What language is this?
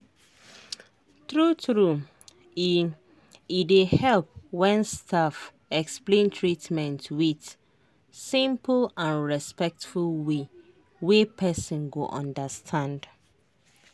Nigerian Pidgin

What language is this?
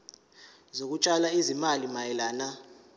Zulu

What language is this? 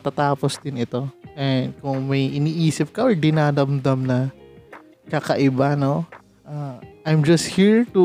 Filipino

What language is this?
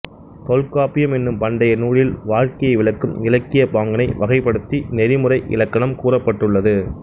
Tamil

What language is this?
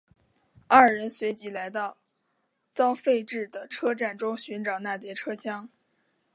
Chinese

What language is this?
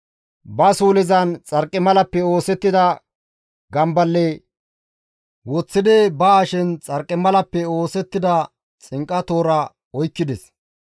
Gamo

